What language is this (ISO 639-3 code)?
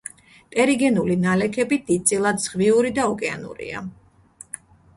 kat